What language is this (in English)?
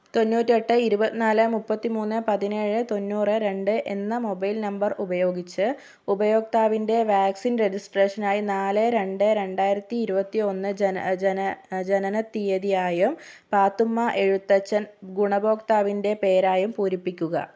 Malayalam